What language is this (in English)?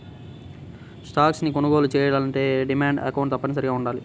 Telugu